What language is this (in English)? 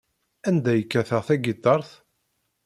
Kabyle